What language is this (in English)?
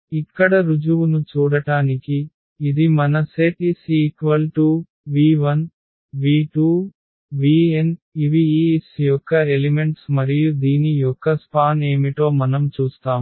Telugu